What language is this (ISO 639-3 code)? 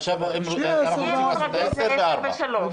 heb